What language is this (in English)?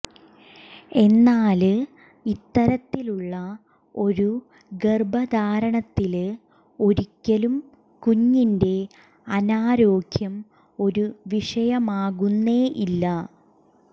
Malayalam